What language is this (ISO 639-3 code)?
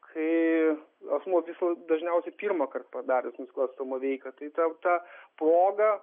lit